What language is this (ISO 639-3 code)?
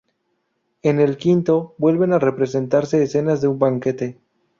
spa